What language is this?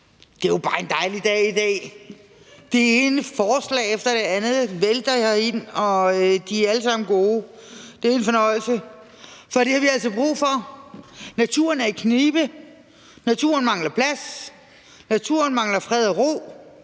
Danish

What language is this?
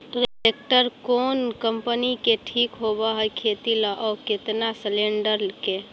Magahi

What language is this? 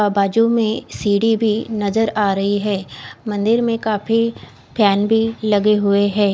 Hindi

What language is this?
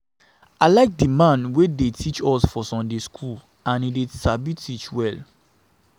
Nigerian Pidgin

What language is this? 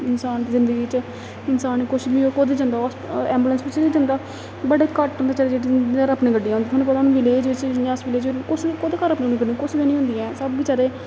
Dogri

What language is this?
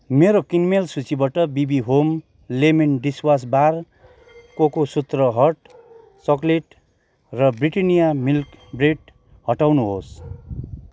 Nepali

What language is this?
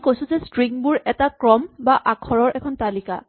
Assamese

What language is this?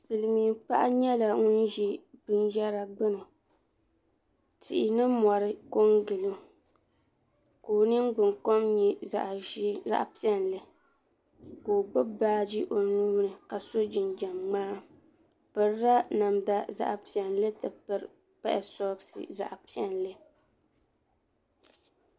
Dagbani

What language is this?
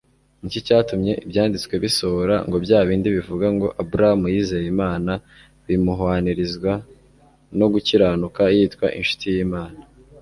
Kinyarwanda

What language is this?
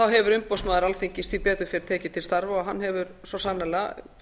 Icelandic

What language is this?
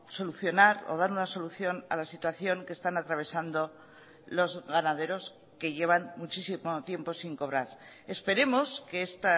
Spanish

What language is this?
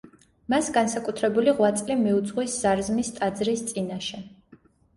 Georgian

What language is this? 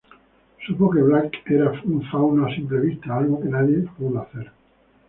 Spanish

